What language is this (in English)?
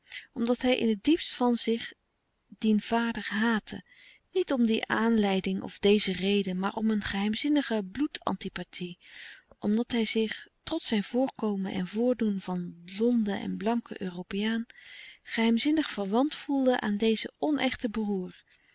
Dutch